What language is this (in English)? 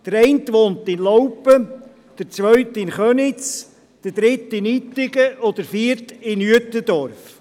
Swiss German